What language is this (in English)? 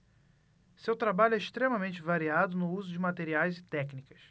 Portuguese